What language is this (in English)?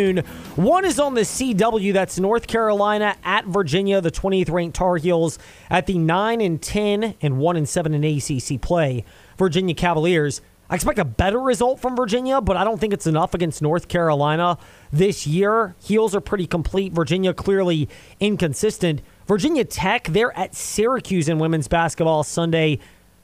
English